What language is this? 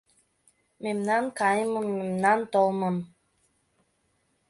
Mari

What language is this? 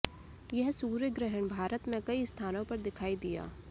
Hindi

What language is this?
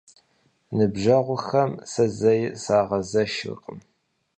Kabardian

